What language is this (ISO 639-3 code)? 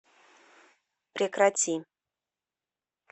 rus